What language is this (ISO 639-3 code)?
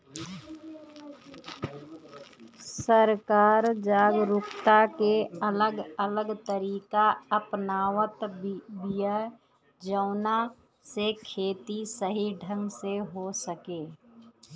bho